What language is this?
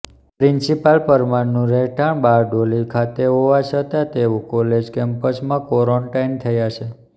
Gujarati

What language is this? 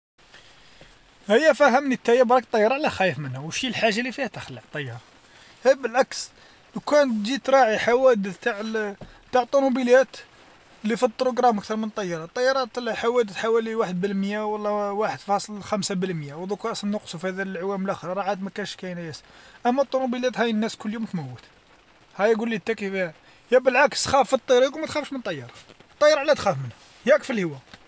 Algerian Arabic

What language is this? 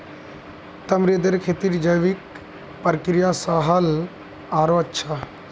Magahi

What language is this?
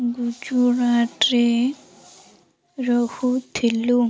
Odia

